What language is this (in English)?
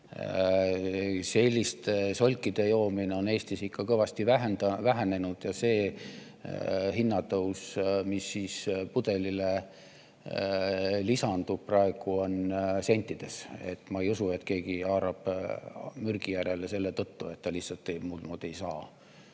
Estonian